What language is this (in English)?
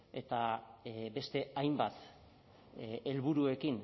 Basque